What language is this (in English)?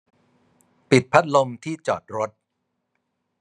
Thai